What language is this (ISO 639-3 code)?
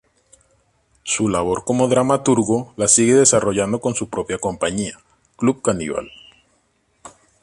spa